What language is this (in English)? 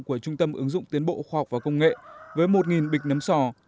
Vietnamese